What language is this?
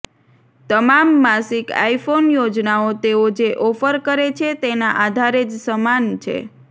Gujarati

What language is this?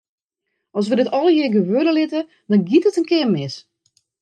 Western Frisian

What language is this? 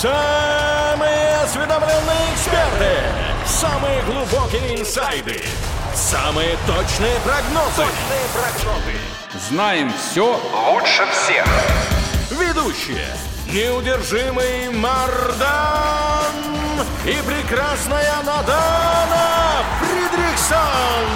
Russian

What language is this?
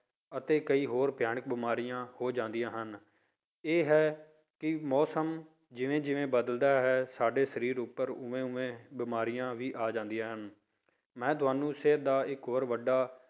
Punjabi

